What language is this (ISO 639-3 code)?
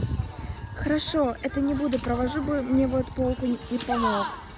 rus